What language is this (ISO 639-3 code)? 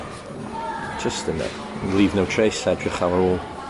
cym